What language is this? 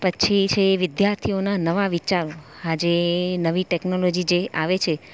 Gujarati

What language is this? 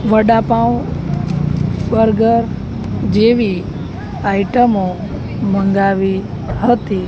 Gujarati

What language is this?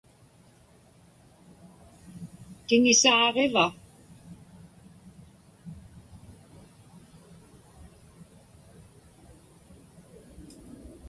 Inupiaq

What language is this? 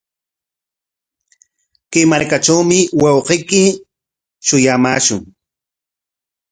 Corongo Ancash Quechua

